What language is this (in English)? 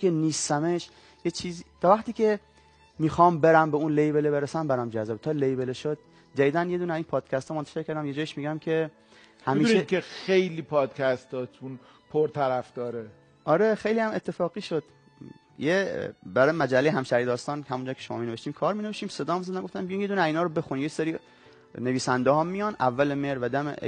Persian